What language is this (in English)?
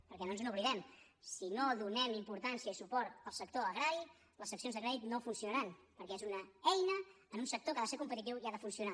Catalan